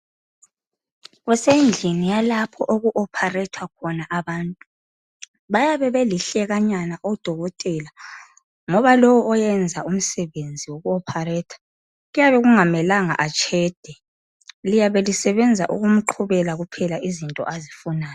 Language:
North Ndebele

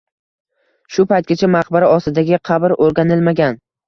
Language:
Uzbek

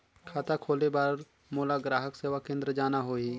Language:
Chhattisgarhi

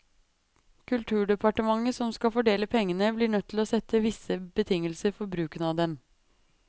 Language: Norwegian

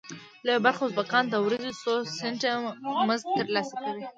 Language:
Pashto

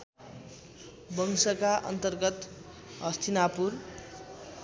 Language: Nepali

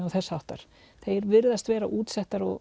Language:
Icelandic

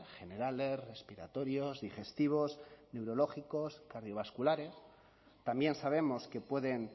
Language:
Spanish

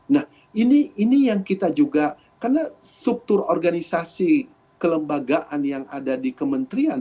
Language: Indonesian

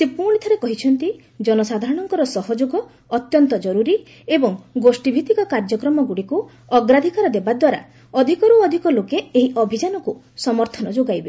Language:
Odia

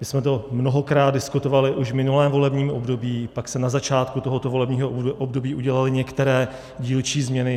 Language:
Czech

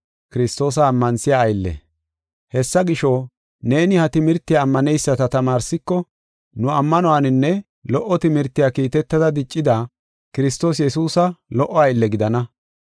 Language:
Gofa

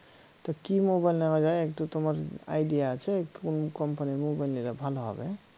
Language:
Bangla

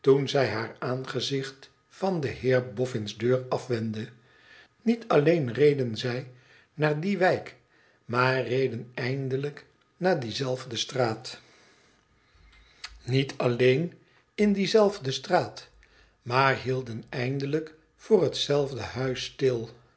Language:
Dutch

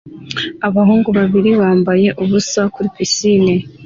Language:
Kinyarwanda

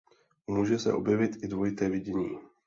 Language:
Czech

